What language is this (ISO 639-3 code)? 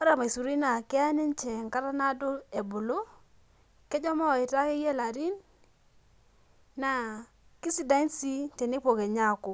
mas